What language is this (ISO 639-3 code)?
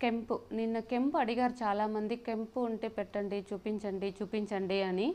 hin